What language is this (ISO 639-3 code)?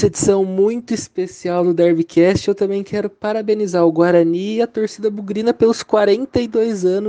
por